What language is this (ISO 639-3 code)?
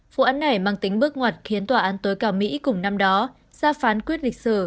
vie